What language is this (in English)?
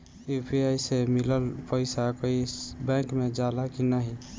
Bhojpuri